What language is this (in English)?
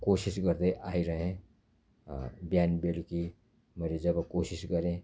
Nepali